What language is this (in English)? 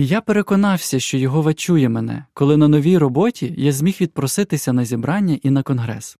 Ukrainian